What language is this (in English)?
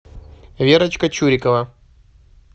Russian